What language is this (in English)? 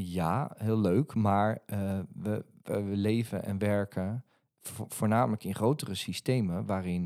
Dutch